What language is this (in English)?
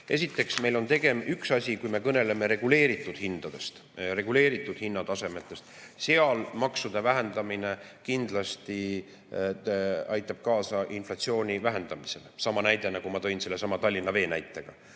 Estonian